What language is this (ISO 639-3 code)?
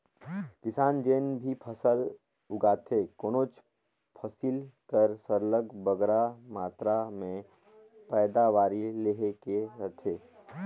hne